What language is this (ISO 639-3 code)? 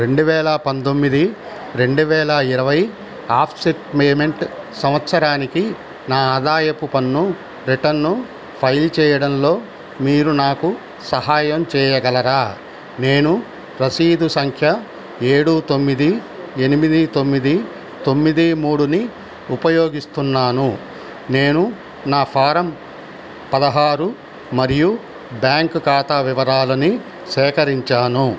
tel